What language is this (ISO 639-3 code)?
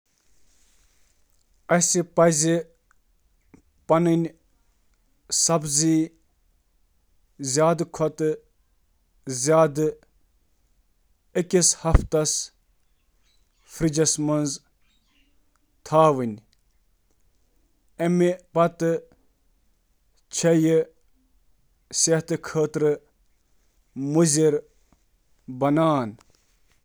kas